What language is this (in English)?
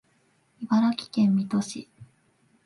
Japanese